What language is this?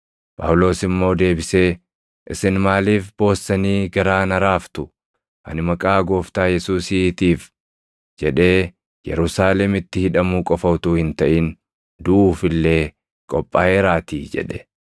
Oromo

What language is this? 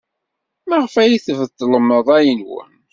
Kabyle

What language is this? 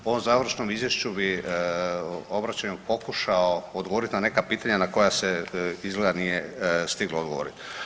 Croatian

